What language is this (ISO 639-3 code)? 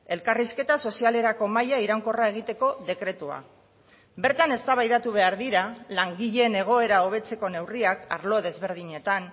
eus